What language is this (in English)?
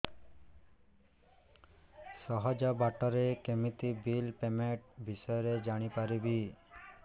Odia